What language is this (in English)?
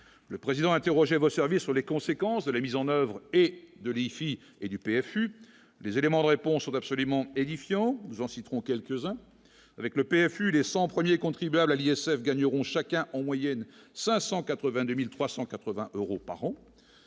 French